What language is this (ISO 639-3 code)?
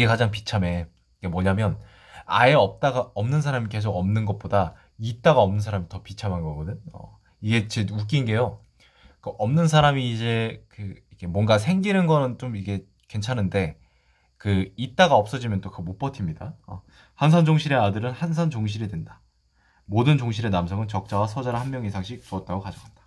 kor